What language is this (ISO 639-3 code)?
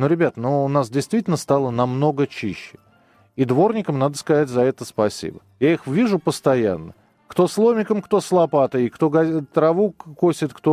rus